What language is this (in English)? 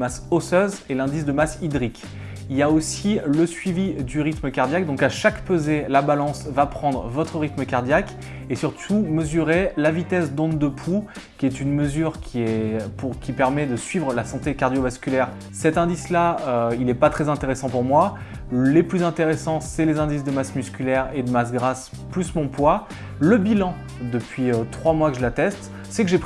French